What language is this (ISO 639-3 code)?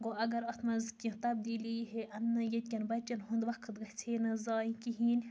kas